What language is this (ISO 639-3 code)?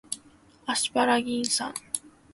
jpn